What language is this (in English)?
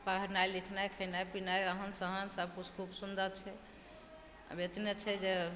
Maithili